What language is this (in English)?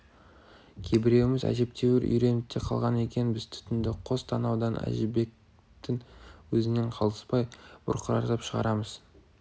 Kazakh